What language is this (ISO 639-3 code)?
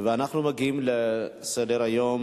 heb